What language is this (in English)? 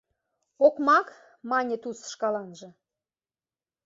Mari